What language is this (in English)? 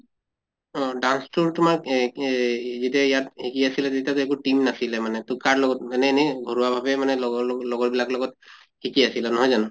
Assamese